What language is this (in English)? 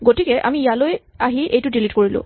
Assamese